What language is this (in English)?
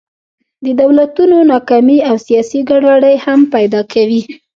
Pashto